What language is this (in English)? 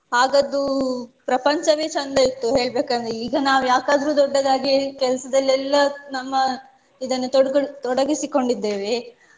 Kannada